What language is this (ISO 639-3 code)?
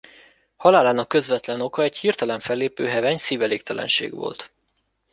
hun